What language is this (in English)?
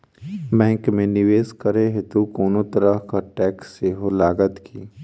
Maithili